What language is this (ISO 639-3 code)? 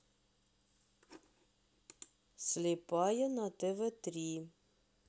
rus